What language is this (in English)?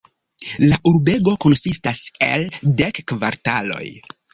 Esperanto